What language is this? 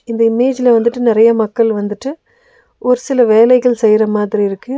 Tamil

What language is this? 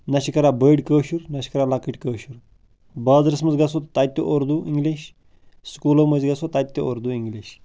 Kashmiri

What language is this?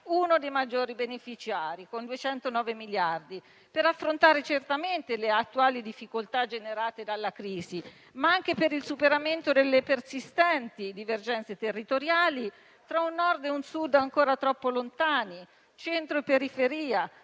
Italian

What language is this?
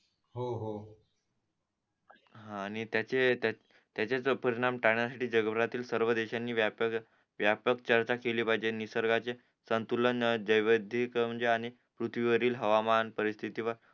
Marathi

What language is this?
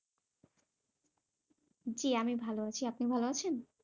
Bangla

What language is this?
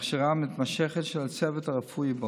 Hebrew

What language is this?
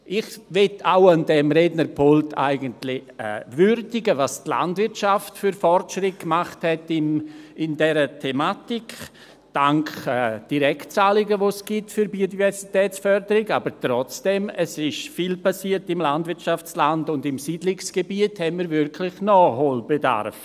Swiss German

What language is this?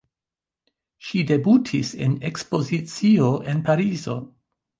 Esperanto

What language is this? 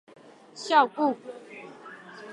Min Nan Chinese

